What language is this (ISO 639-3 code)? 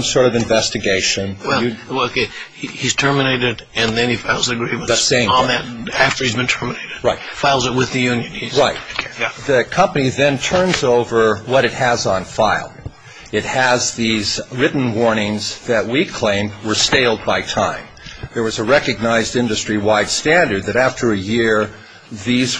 eng